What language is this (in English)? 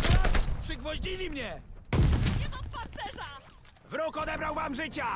Polish